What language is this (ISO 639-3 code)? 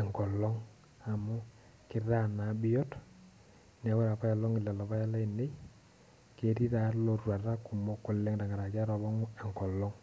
mas